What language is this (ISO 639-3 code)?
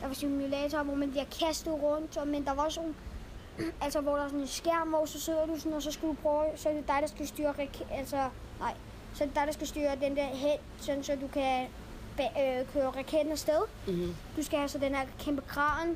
dan